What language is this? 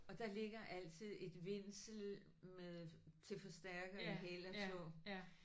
Danish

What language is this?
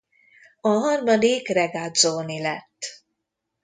Hungarian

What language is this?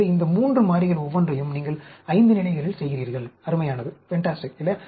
Tamil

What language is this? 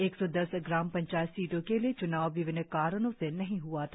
Hindi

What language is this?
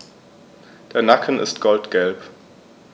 German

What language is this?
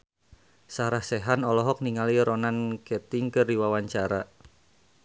Sundanese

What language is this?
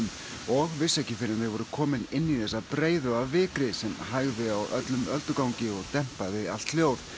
Icelandic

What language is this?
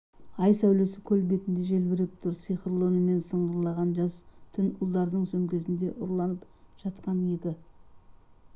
Kazakh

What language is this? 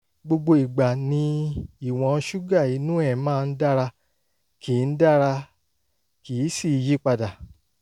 Yoruba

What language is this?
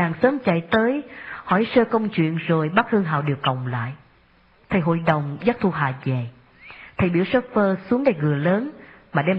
Vietnamese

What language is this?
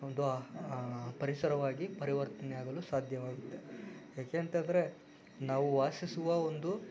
Kannada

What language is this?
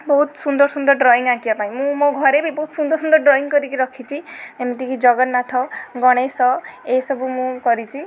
Odia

